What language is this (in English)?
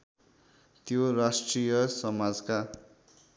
Nepali